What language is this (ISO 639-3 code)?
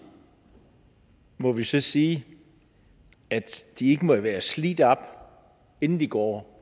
dan